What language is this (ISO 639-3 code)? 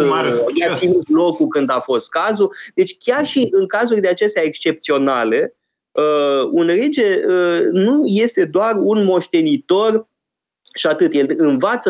ron